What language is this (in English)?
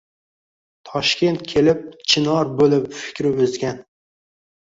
Uzbek